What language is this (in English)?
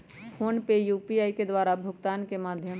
Magahi